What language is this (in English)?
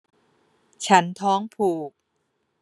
Thai